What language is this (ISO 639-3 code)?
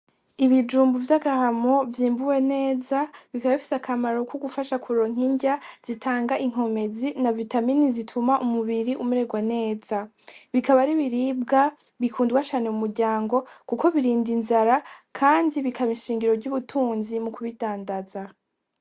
run